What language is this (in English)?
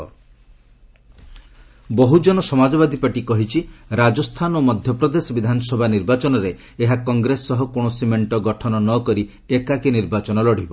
Odia